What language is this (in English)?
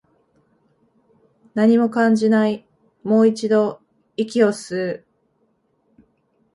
Japanese